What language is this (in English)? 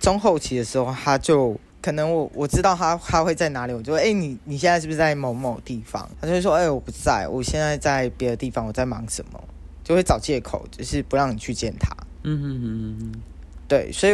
Chinese